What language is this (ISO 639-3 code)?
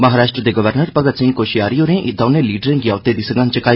doi